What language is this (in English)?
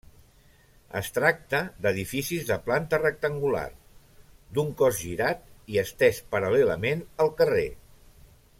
Catalan